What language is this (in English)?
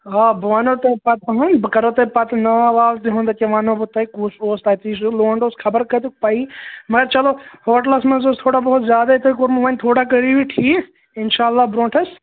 Kashmiri